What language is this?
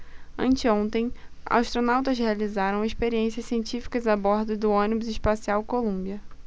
Portuguese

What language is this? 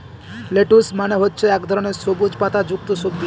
Bangla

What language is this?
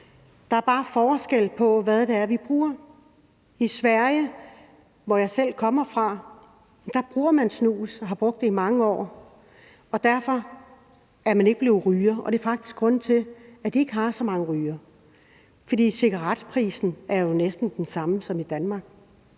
Danish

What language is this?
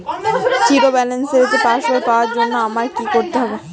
Bangla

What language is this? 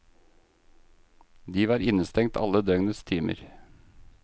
Norwegian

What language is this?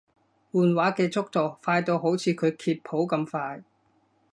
Cantonese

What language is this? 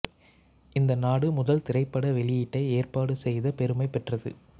Tamil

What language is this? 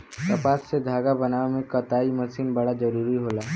Bhojpuri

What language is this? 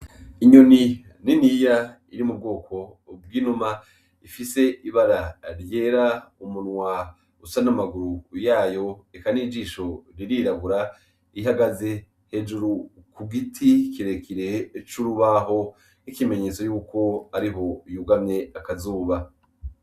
Rundi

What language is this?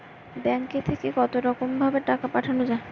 Bangla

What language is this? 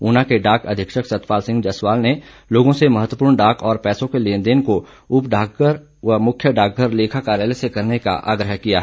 Hindi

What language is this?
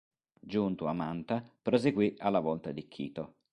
Italian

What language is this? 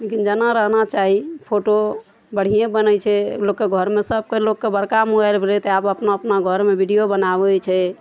Maithili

